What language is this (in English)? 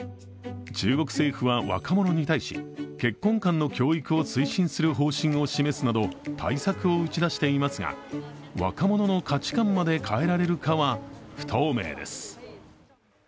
Japanese